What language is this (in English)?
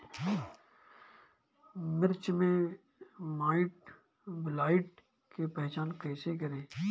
Bhojpuri